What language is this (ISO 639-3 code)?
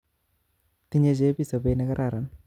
kln